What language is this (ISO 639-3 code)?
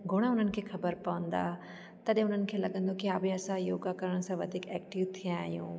snd